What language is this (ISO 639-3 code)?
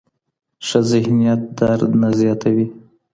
pus